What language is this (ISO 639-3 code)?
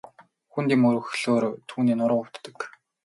mon